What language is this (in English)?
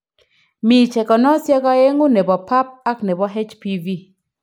Kalenjin